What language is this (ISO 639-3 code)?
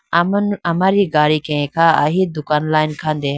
clk